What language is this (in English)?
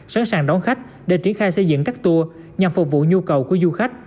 Vietnamese